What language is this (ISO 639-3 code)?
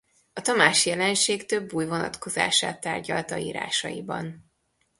hun